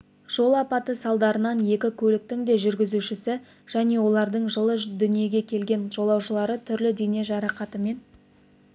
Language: Kazakh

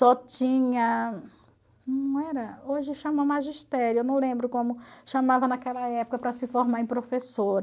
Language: Portuguese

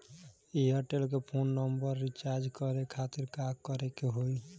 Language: Bhojpuri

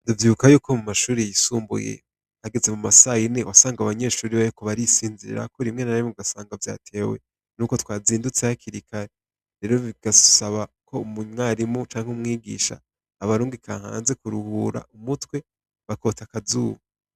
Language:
Rundi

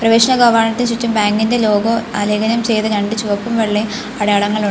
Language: Malayalam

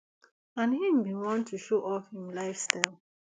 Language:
Nigerian Pidgin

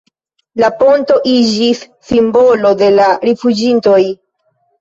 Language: Esperanto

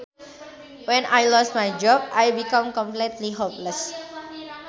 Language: Sundanese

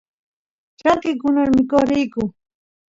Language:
Santiago del Estero Quichua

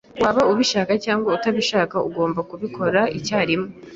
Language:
Kinyarwanda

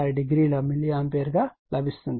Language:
Telugu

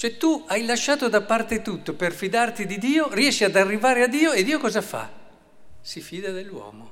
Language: Italian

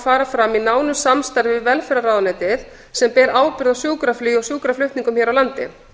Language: Icelandic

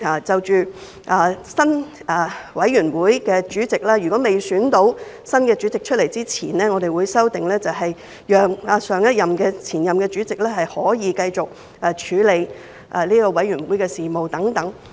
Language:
Cantonese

